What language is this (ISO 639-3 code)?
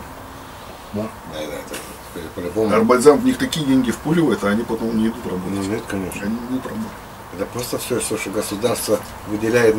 rus